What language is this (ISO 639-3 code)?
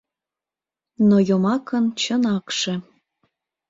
chm